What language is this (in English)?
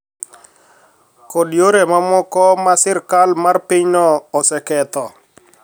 Luo (Kenya and Tanzania)